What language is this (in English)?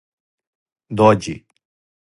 Serbian